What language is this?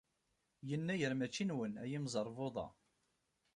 Kabyle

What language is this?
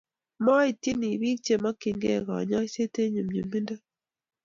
Kalenjin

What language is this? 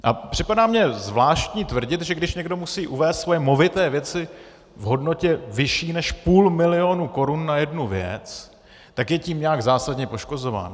Czech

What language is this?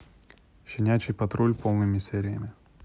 Russian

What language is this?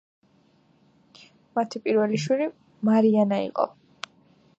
Georgian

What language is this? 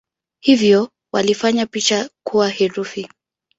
Swahili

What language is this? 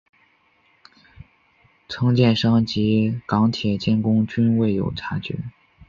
Chinese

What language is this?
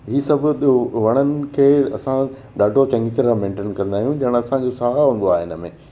Sindhi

